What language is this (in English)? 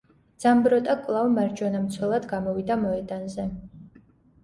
Georgian